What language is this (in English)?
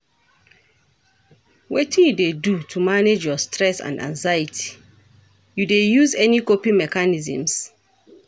Nigerian Pidgin